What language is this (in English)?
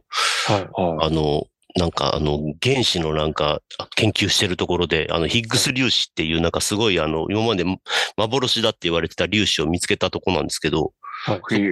Japanese